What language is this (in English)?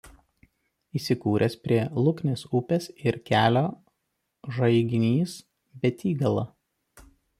Lithuanian